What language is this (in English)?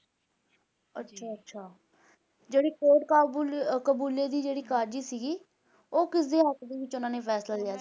Punjabi